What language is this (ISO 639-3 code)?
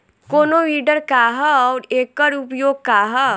bho